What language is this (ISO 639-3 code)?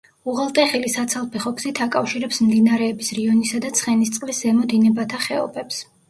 kat